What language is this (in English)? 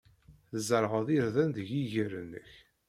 Kabyle